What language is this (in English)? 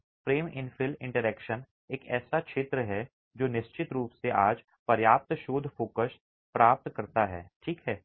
Hindi